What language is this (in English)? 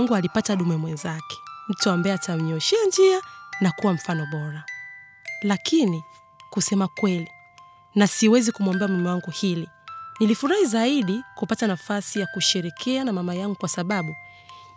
Swahili